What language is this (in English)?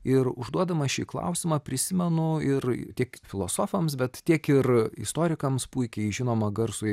Lithuanian